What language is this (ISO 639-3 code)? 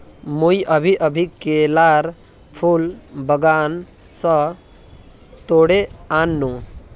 mag